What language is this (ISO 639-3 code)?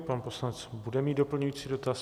ces